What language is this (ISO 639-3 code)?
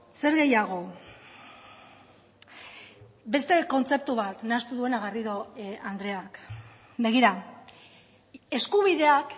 eus